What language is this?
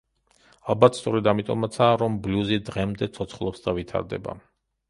Georgian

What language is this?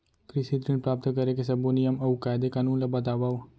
Chhattisgarhi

